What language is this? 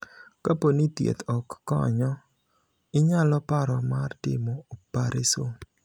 Luo (Kenya and Tanzania)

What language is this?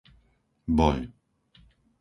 Slovak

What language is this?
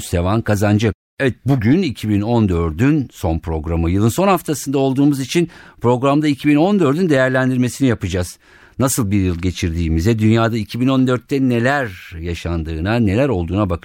Turkish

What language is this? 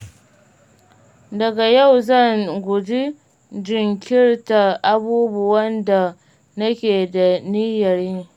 Hausa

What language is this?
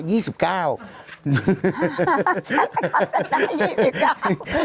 Thai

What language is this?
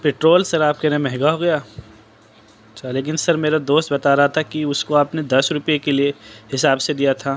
Urdu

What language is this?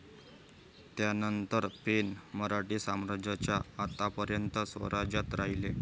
Marathi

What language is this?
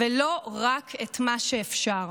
Hebrew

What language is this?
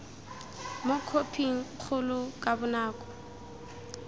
Tswana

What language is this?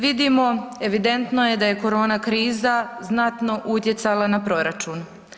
Croatian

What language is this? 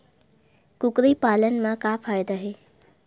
Chhattisgarhi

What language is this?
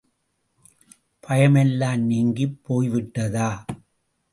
Tamil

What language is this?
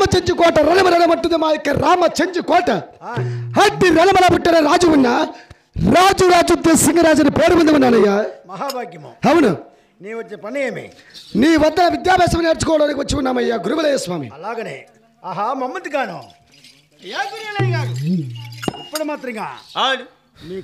Telugu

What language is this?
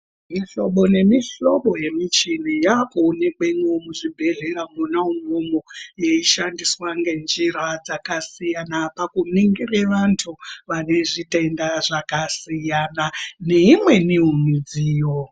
Ndau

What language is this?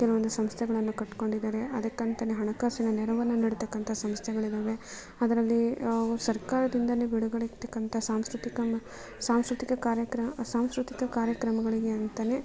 Kannada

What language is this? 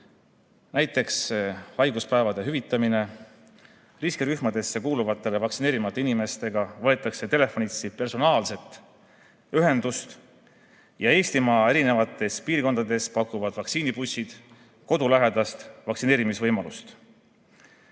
Estonian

